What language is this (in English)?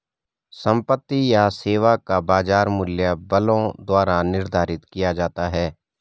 Hindi